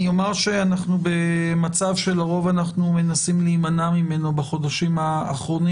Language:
Hebrew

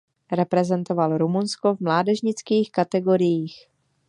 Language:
Czech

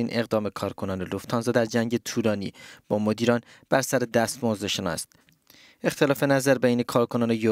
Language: Persian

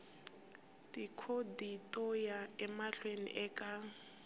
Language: Tsonga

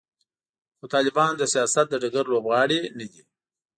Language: Pashto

